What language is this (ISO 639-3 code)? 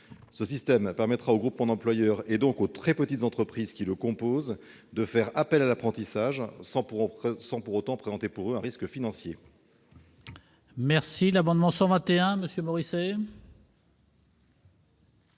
fra